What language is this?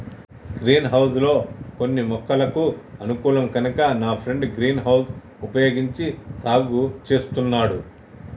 Telugu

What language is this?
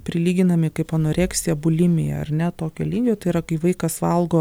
Lithuanian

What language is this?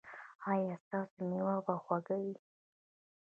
Pashto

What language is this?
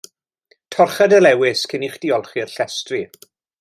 Welsh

